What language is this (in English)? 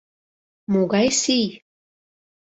Mari